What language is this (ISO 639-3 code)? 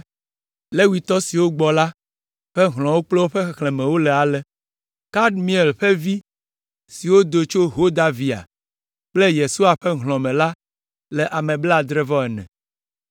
ewe